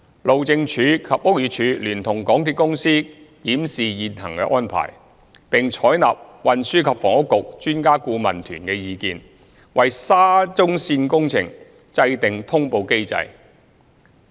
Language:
Cantonese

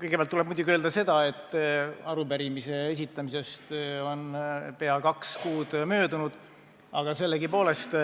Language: Estonian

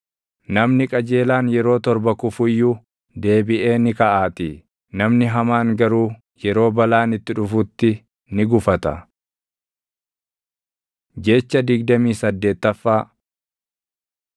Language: Oromo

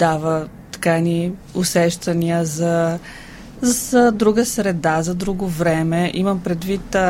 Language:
Bulgarian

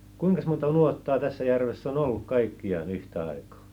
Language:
Finnish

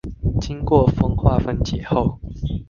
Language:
Chinese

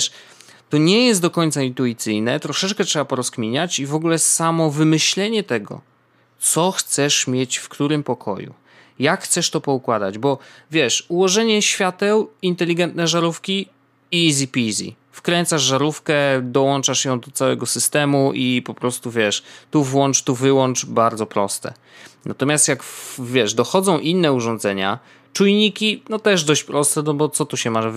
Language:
Polish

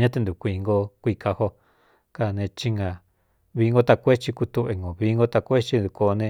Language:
Cuyamecalco Mixtec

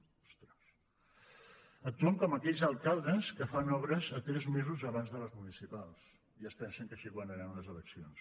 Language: Catalan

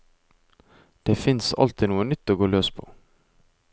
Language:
Norwegian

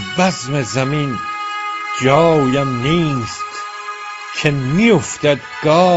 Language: Persian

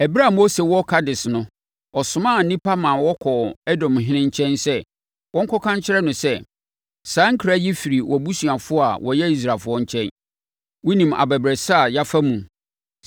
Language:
Akan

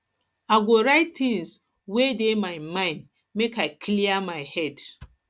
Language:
Nigerian Pidgin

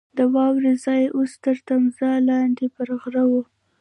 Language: Pashto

